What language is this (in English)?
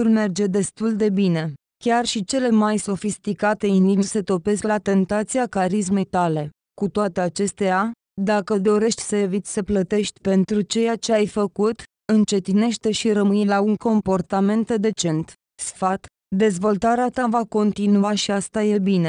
Romanian